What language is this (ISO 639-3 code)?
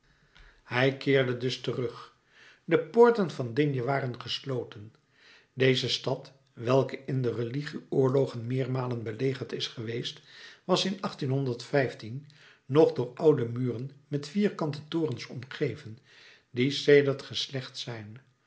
nld